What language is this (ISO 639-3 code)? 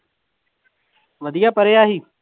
pan